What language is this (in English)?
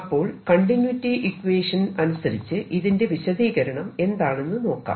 Malayalam